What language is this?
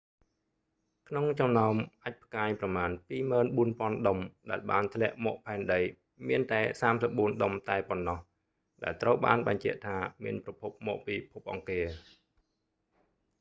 Khmer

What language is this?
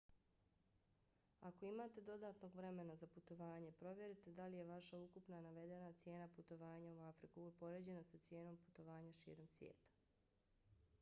Bosnian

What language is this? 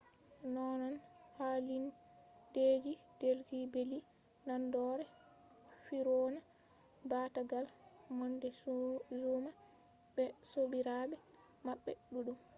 Fula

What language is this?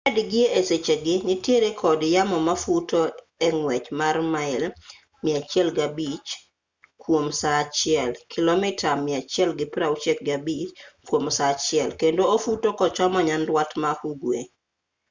Luo (Kenya and Tanzania)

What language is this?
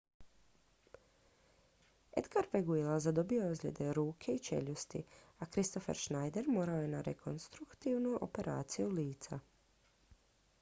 Croatian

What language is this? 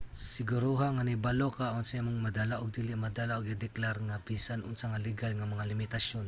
Cebuano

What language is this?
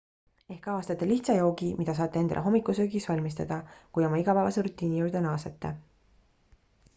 Estonian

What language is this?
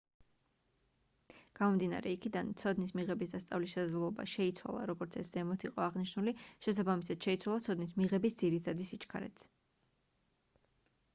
Georgian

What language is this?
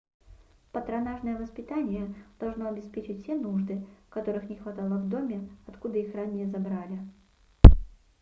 Russian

